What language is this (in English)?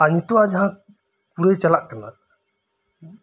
Santali